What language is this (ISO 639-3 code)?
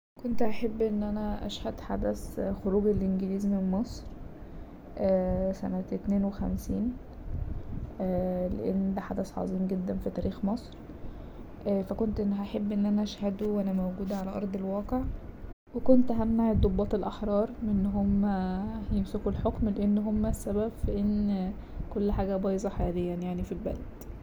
arz